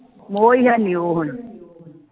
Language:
Punjabi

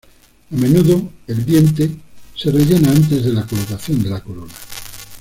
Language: Spanish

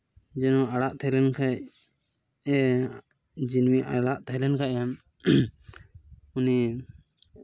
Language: Santali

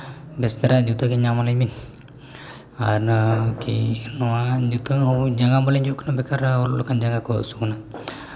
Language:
Santali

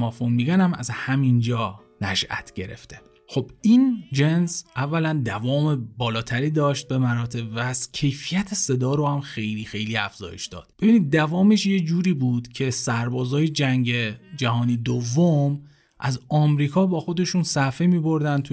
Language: Persian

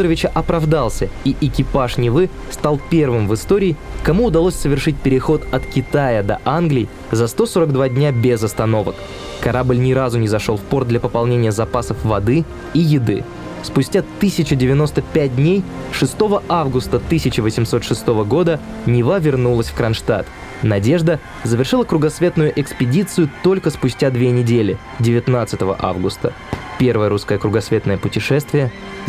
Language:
Russian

